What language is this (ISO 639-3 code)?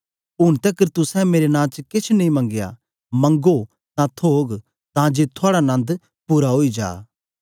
doi